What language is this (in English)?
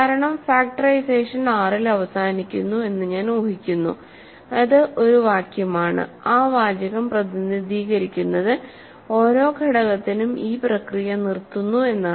Malayalam